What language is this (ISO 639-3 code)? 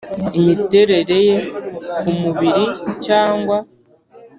kin